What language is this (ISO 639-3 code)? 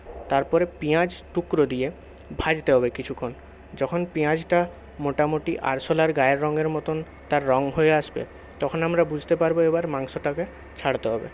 ben